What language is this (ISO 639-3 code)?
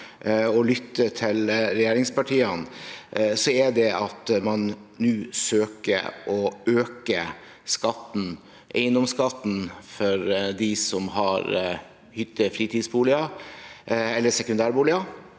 nor